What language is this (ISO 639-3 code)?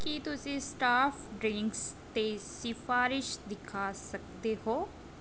pan